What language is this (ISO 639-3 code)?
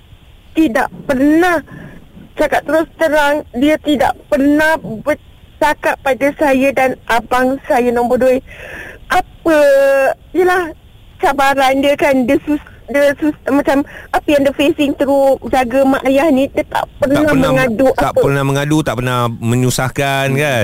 msa